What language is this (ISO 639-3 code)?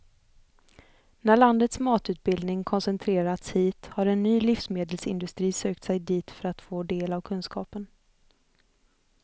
swe